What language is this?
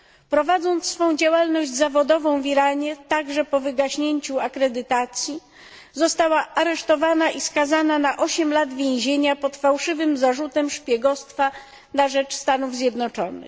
Polish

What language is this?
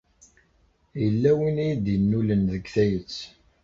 Kabyle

